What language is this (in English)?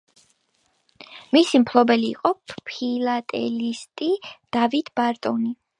Georgian